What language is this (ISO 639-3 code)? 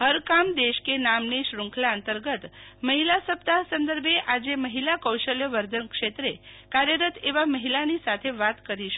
guj